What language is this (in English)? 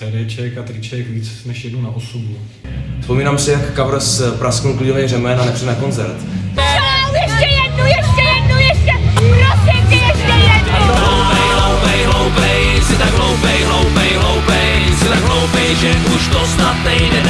Czech